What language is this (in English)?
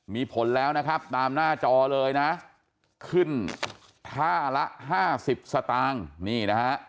Thai